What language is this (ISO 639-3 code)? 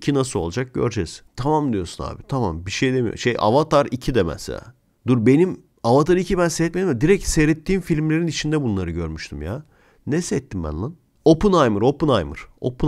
tur